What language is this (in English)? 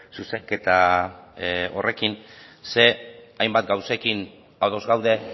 Basque